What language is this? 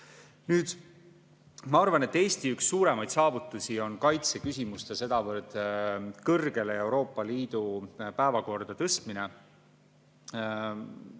Estonian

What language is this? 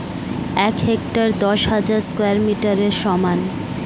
Bangla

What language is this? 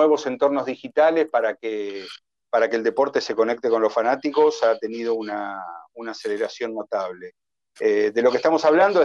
Spanish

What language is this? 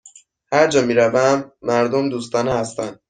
Persian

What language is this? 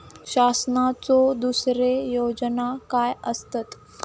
Marathi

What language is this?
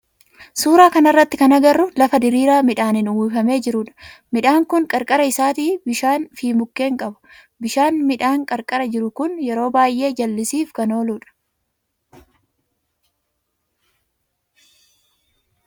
Oromo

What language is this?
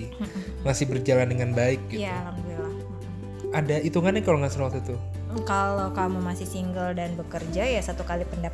Indonesian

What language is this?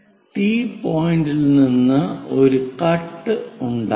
Malayalam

